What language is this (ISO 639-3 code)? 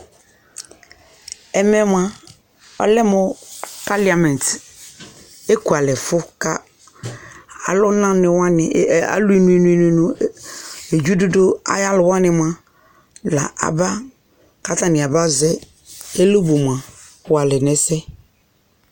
kpo